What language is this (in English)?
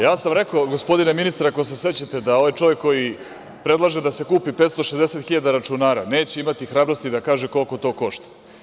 Serbian